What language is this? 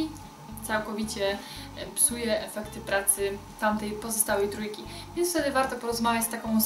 Polish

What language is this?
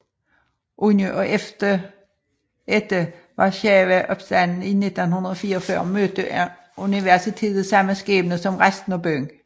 Danish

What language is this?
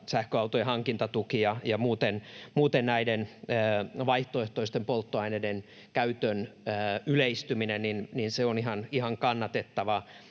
Finnish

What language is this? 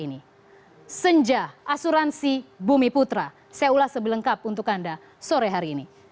Indonesian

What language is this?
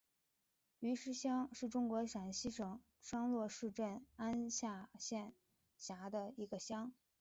Chinese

